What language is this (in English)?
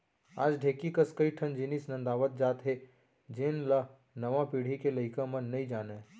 Chhattisgarhi